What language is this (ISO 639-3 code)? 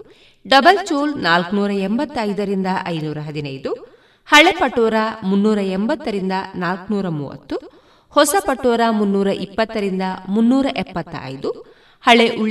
kan